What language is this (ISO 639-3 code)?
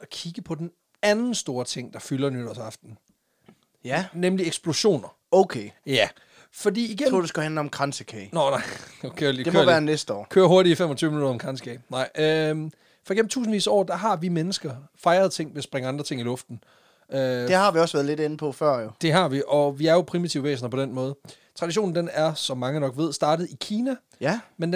dan